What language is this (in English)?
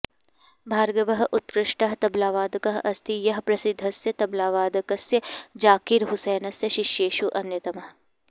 Sanskrit